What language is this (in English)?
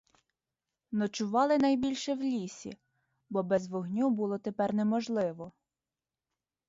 Ukrainian